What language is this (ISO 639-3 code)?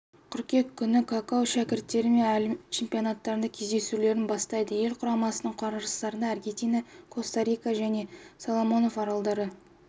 kaz